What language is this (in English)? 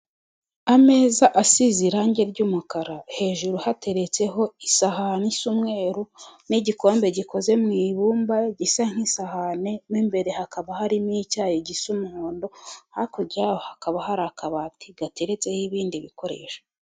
Kinyarwanda